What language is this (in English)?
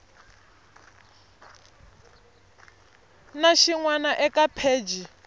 Tsonga